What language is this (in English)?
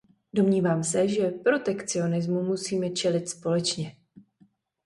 Czech